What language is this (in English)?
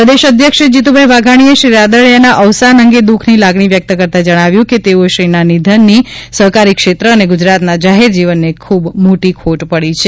Gujarati